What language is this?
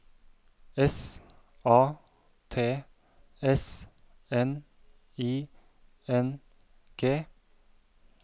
Norwegian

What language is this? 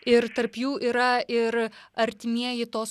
Lithuanian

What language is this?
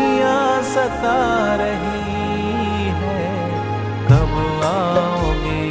Hindi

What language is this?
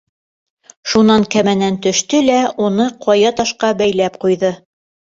Bashkir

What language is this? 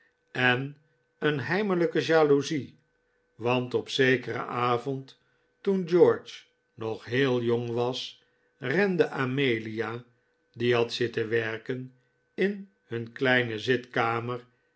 Dutch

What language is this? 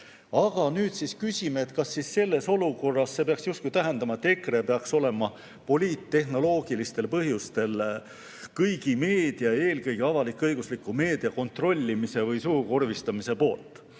Estonian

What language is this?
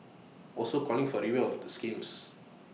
English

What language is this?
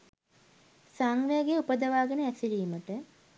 Sinhala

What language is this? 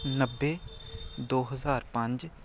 Punjabi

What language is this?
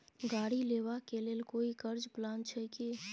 Maithili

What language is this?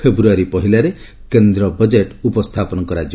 Odia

